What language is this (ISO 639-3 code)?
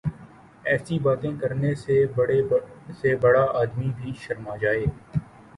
urd